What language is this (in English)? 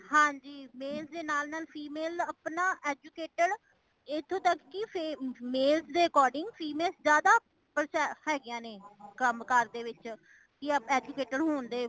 Punjabi